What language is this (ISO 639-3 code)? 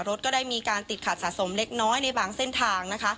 tha